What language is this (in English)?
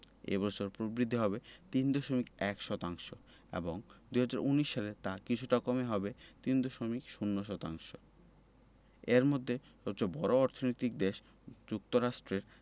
Bangla